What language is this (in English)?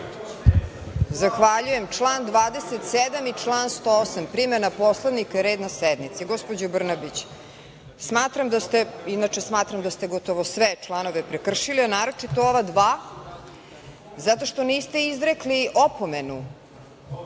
Serbian